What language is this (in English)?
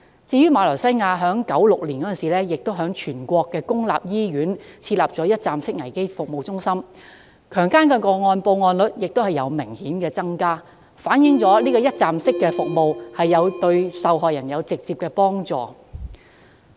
Cantonese